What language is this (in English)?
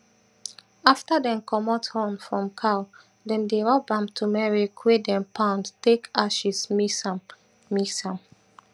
Nigerian Pidgin